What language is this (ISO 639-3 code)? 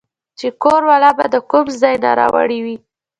pus